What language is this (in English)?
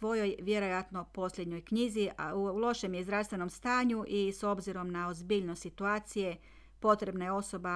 Croatian